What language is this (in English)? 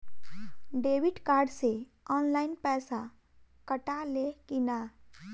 Bhojpuri